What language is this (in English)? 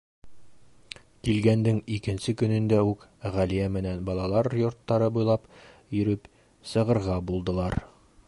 Bashkir